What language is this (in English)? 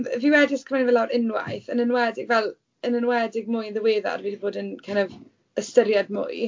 Welsh